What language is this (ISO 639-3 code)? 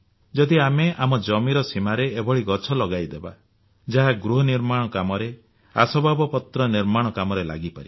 ori